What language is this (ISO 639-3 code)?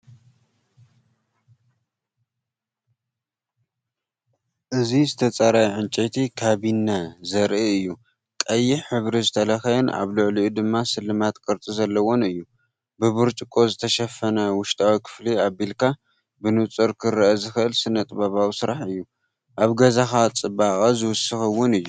tir